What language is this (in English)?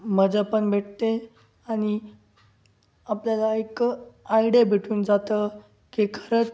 Marathi